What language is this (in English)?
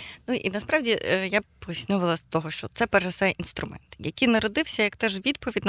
Ukrainian